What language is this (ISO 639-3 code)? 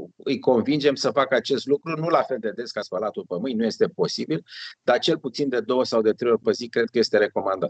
ron